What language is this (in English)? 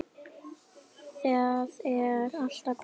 Icelandic